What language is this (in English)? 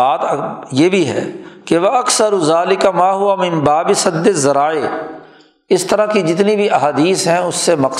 Urdu